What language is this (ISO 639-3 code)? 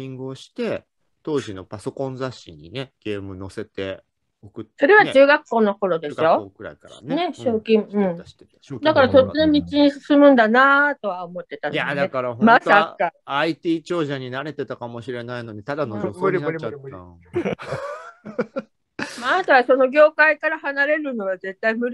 jpn